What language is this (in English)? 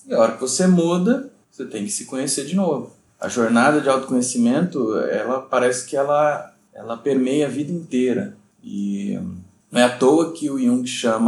Portuguese